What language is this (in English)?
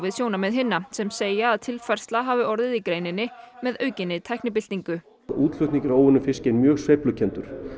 Icelandic